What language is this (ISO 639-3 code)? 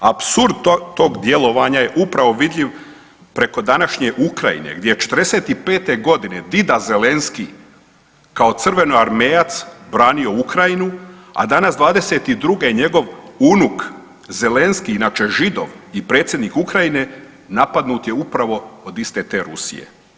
hrv